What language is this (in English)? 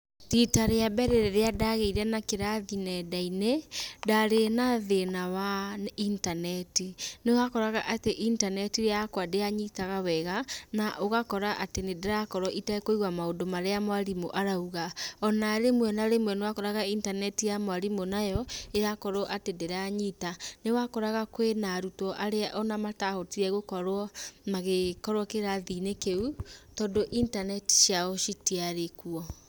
Kikuyu